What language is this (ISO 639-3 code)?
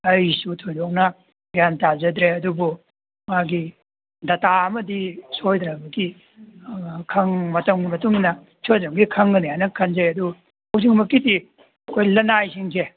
mni